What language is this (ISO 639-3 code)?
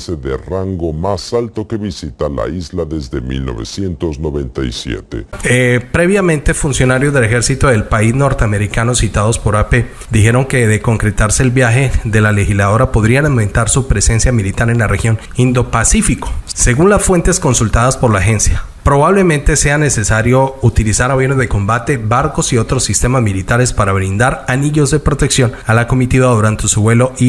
spa